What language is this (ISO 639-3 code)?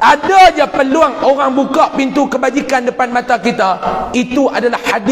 msa